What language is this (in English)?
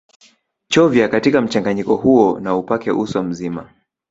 Swahili